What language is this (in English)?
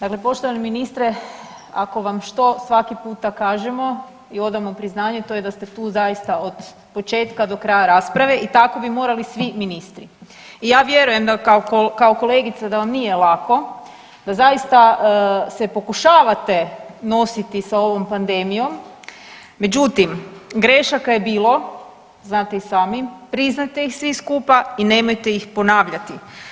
Croatian